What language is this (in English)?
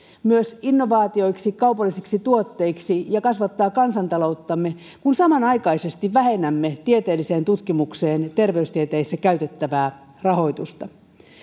Finnish